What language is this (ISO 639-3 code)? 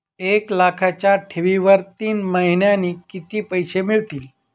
mar